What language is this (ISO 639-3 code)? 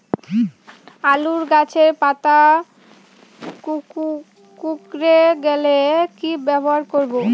ben